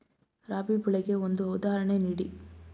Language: Kannada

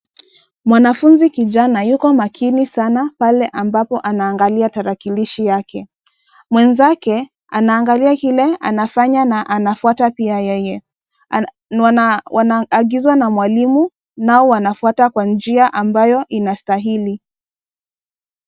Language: Swahili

